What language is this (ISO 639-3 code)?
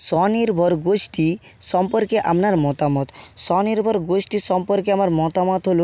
ben